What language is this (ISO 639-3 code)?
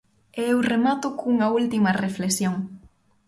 glg